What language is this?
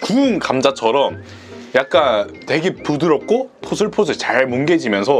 Korean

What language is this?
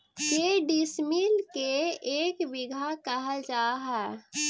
Magahi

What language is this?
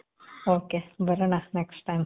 Kannada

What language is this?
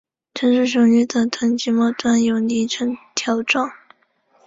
Chinese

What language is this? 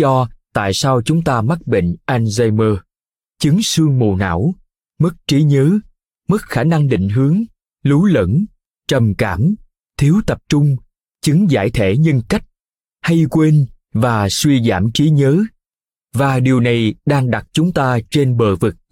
Vietnamese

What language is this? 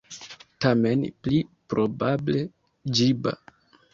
Esperanto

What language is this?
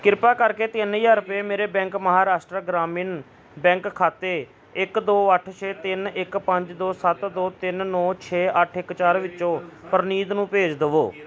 Punjabi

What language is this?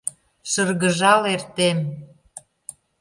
Mari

